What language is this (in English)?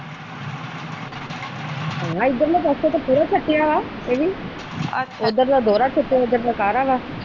Punjabi